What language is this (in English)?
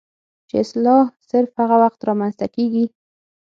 Pashto